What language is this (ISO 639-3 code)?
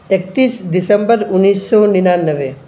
urd